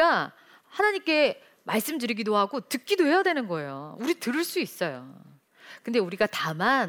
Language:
Korean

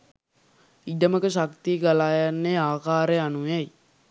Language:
Sinhala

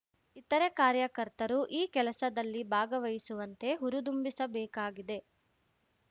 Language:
Kannada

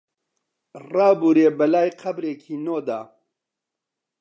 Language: Central Kurdish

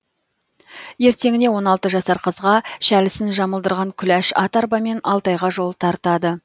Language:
Kazakh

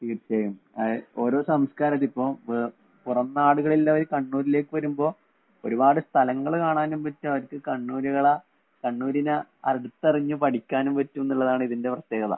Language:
Malayalam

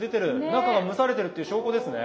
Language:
Japanese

